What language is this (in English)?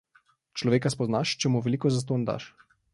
Slovenian